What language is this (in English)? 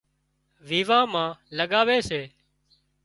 Wadiyara Koli